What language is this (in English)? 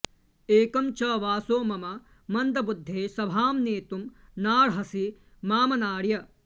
Sanskrit